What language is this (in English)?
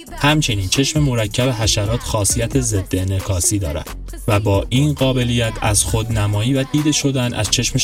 Persian